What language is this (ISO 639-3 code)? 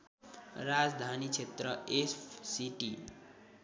nep